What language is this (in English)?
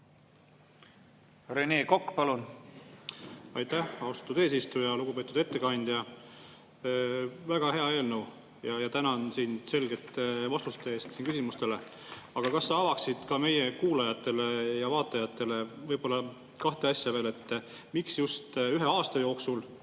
Estonian